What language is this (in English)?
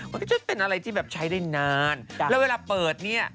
Thai